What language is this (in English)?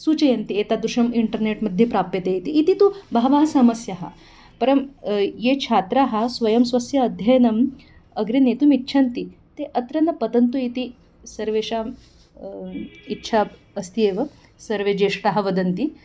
Sanskrit